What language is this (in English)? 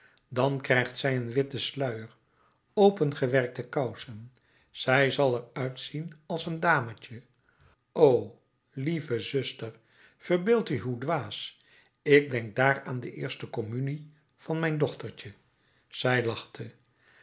Dutch